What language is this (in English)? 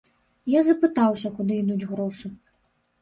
Belarusian